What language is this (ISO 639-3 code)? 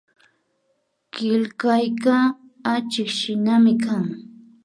qvi